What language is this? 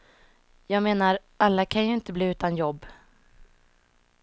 Swedish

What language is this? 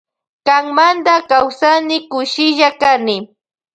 Loja Highland Quichua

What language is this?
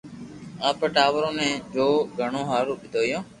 Loarki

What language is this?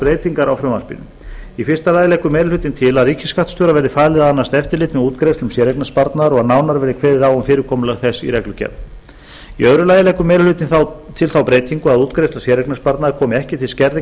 Icelandic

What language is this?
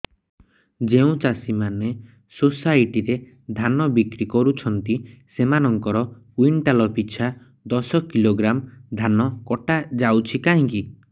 Odia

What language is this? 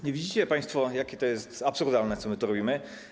Polish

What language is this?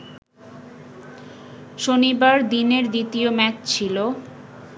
Bangla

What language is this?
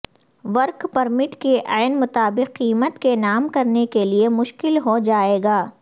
Urdu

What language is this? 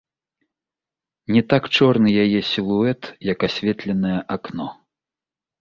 Belarusian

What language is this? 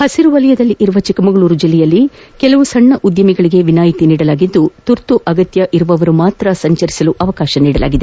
Kannada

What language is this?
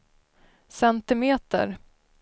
Swedish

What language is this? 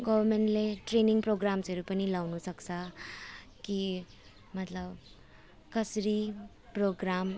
Nepali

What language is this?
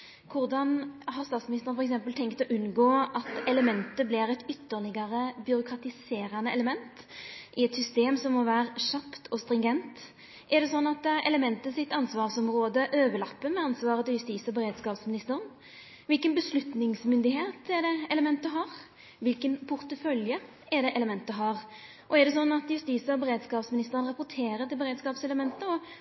Norwegian Nynorsk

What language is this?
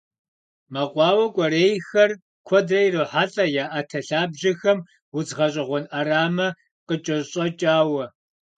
Kabardian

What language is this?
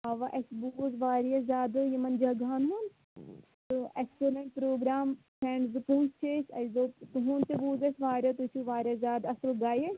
Kashmiri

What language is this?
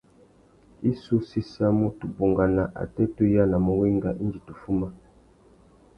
Tuki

